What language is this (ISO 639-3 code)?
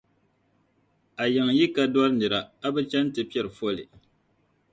dag